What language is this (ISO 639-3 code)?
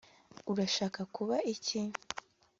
kin